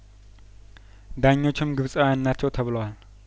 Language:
Amharic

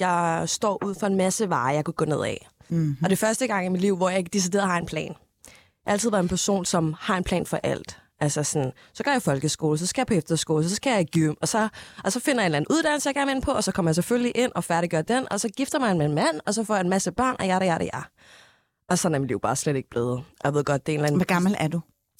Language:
Danish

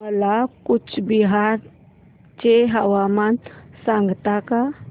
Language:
Marathi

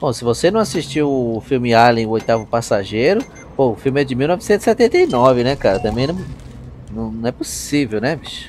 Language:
Portuguese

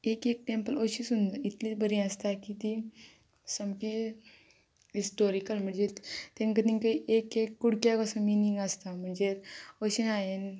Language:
Konkani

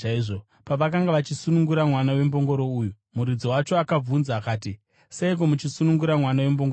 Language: Shona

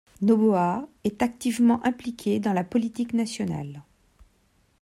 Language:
French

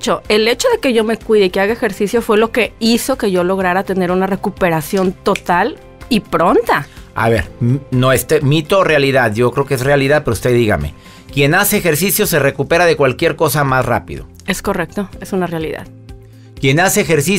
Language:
Spanish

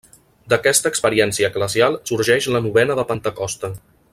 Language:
Catalan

